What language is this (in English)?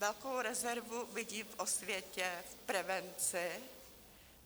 Czech